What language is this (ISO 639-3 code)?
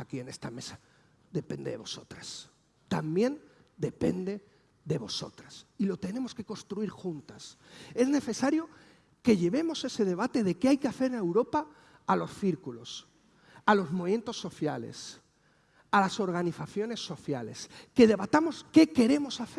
spa